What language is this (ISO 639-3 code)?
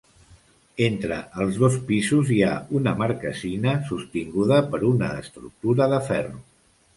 cat